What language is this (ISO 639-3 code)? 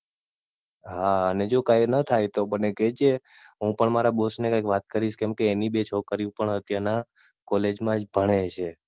guj